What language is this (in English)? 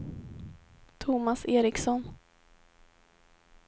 Swedish